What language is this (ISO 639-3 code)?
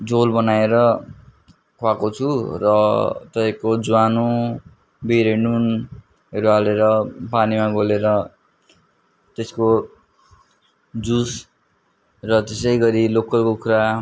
nep